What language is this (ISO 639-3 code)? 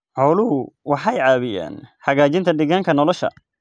som